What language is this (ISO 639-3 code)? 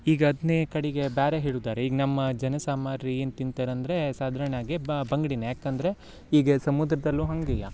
kan